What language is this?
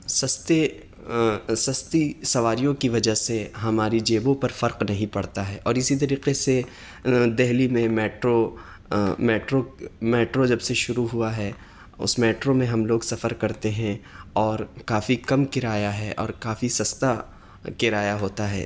Urdu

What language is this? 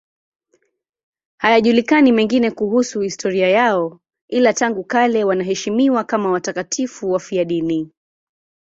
Swahili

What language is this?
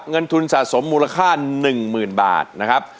Thai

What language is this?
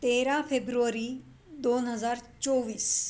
Marathi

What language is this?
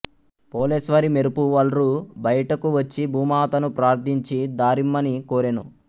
Telugu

